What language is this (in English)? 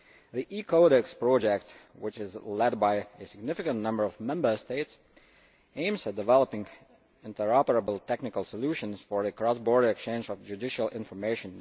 English